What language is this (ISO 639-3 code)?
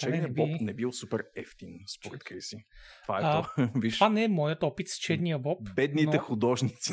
bul